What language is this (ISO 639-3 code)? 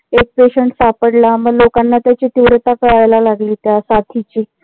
mar